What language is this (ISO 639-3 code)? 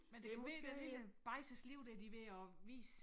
dan